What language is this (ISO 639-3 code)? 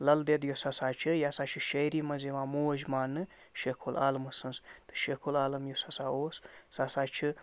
kas